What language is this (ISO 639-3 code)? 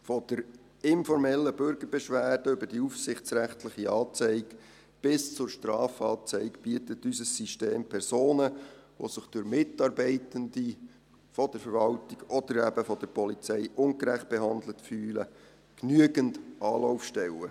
gsw